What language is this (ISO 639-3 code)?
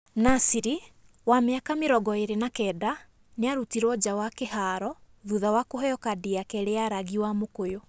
kik